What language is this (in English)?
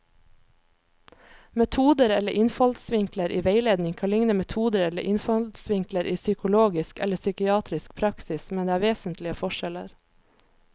Norwegian